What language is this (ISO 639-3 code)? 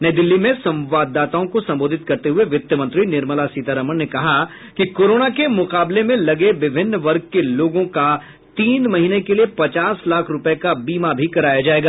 hin